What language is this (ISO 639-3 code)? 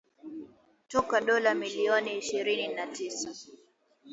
swa